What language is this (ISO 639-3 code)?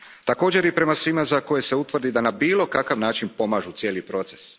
hrv